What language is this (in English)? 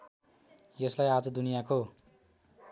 Nepali